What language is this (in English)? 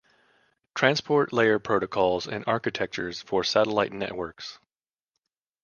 English